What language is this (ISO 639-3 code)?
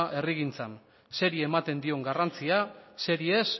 eus